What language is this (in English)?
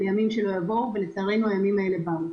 Hebrew